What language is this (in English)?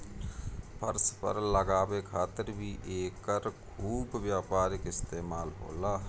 Bhojpuri